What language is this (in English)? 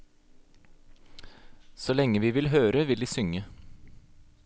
Norwegian